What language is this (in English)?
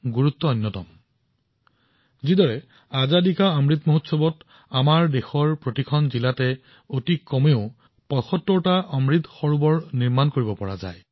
Assamese